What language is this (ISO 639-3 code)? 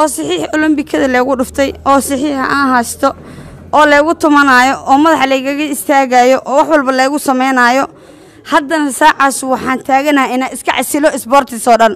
ara